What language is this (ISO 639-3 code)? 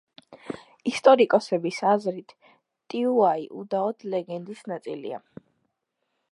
kat